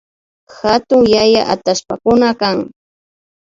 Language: Imbabura Highland Quichua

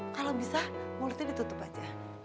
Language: Indonesian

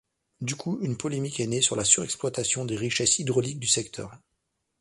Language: French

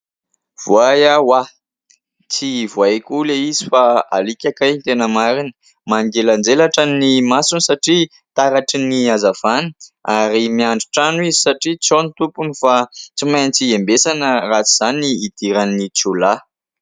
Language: Malagasy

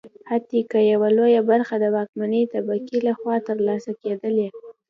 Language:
Pashto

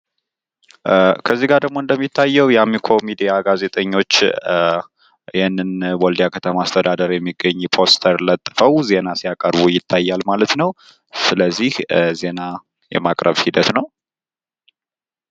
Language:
Amharic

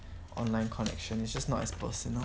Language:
English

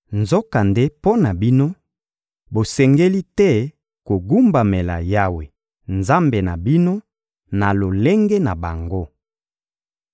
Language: Lingala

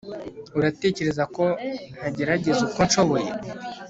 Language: Kinyarwanda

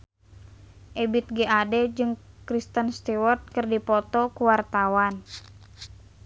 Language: Sundanese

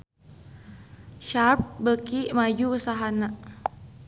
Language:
Sundanese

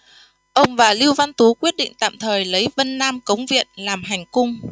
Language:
Vietnamese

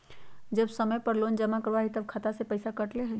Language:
Magahi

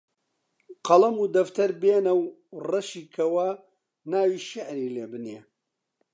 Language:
Central Kurdish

